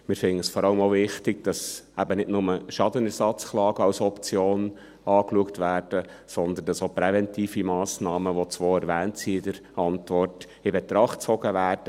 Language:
Swiss German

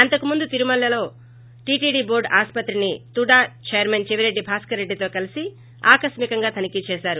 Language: Telugu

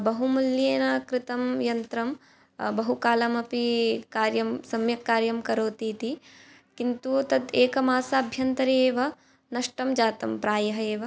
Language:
Sanskrit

